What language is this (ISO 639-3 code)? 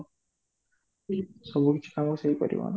ori